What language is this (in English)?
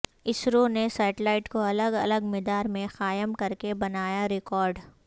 Urdu